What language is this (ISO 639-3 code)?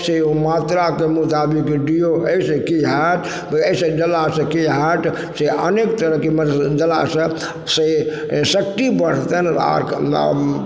mai